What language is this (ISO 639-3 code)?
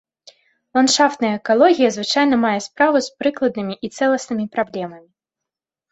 bel